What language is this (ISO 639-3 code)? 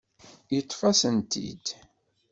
kab